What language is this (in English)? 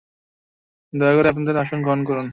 Bangla